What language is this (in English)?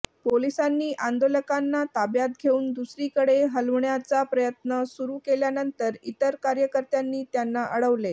Marathi